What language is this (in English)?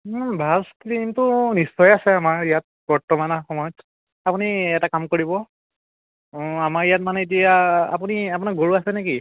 Assamese